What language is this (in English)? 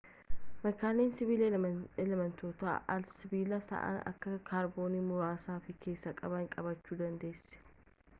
Oromo